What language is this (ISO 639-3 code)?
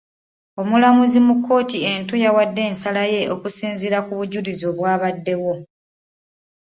lug